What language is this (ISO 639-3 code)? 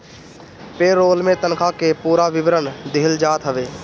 bho